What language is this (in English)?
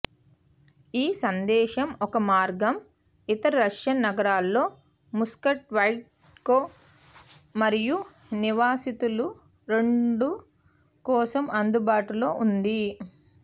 Telugu